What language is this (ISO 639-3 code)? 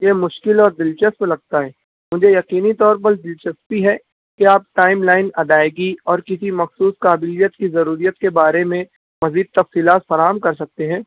urd